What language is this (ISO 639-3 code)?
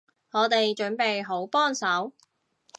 yue